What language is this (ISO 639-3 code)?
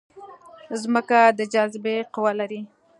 pus